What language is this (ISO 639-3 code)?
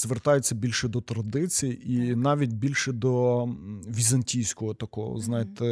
ukr